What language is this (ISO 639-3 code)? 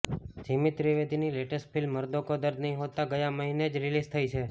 guj